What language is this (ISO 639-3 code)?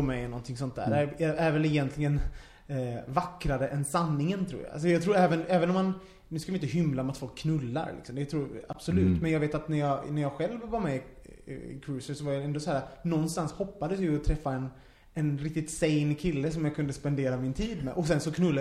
swe